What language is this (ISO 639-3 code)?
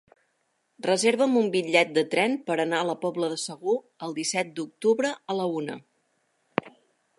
cat